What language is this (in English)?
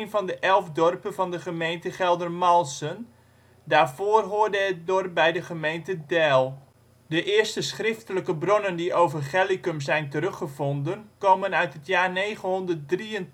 Dutch